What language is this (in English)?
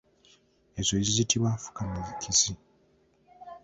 Ganda